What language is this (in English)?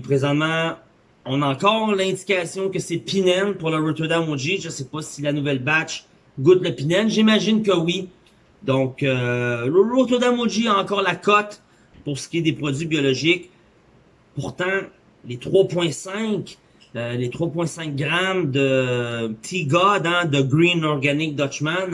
French